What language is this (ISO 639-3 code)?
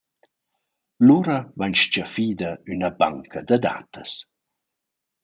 roh